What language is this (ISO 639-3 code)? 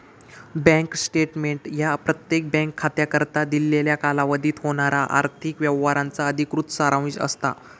mar